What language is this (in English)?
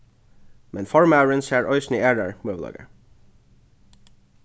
Faroese